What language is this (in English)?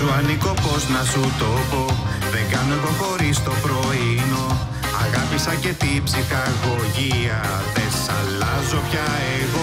Greek